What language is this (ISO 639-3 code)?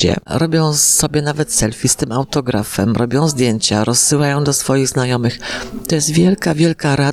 pol